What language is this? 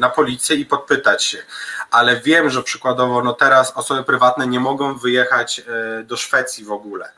Polish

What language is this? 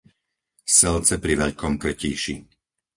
Slovak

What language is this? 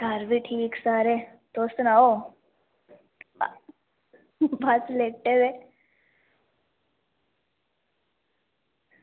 Dogri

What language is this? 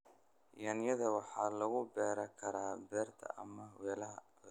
Somali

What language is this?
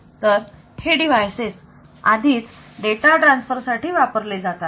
Marathi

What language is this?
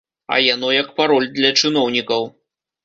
Belarusian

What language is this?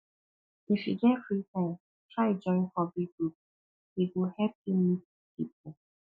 Nigerian Pidgin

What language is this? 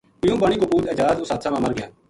Gujari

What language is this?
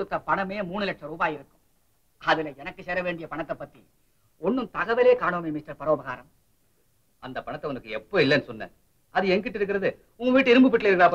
Tamil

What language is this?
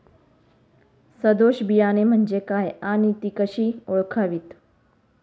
Marathi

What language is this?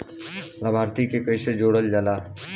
Bhojpuri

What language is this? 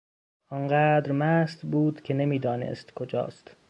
Persian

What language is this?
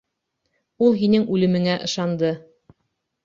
Bashkir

